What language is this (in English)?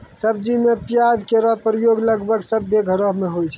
Maithili